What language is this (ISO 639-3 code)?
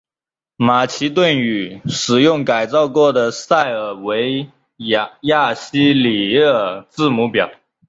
zho